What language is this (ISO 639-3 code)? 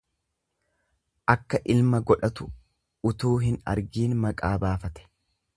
orm